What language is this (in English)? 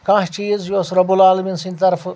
Kashmiri